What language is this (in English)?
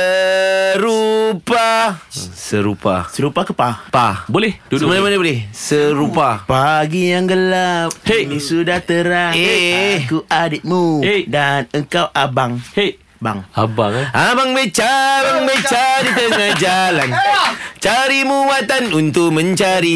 Malay